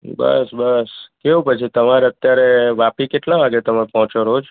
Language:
Gujarati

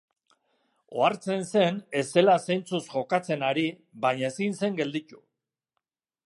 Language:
Basque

